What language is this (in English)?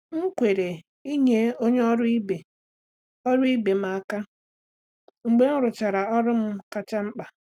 Igbo